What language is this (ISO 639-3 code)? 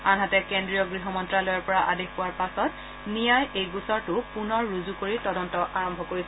asm